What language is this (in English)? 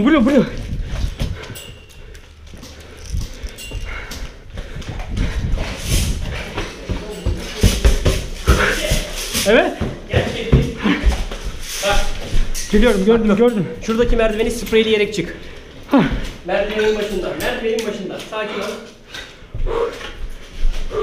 Turkish